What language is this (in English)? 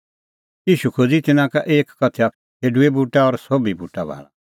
Kullu Pahari